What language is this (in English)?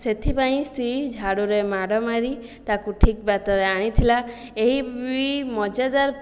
Odia